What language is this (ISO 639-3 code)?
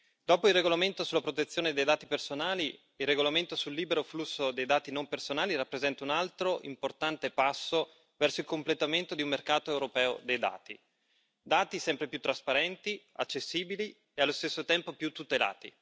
ita